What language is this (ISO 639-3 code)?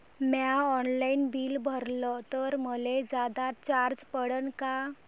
mar